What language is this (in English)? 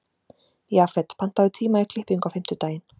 Icelandic